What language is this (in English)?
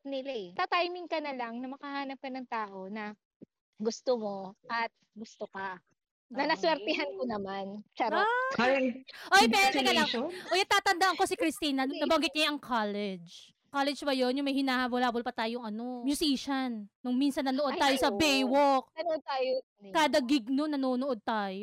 Filipino